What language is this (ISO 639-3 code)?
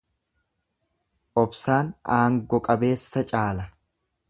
orm